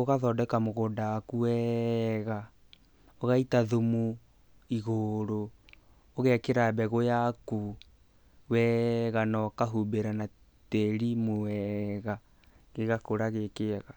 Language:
Kikuyu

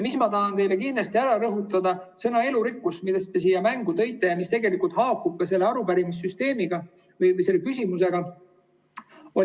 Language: Estonian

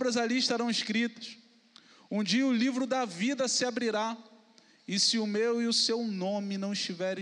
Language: Portuguese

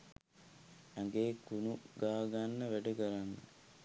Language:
Sinhala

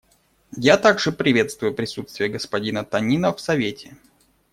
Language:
Russian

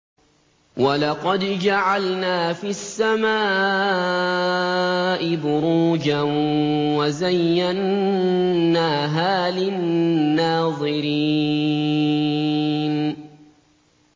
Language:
Arabic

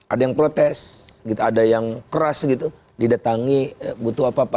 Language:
Indonesian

